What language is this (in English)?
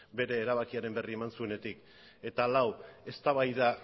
Basque